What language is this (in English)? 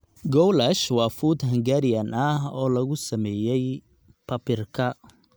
Somali